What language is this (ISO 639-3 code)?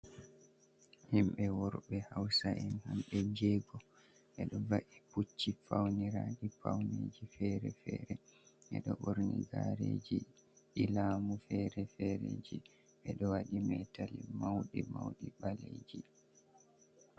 ful